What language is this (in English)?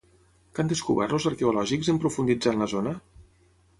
Catalan